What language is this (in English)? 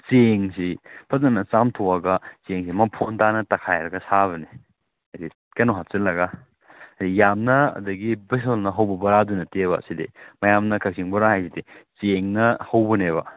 Manipuri